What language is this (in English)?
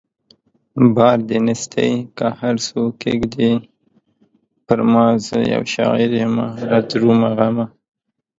Pashto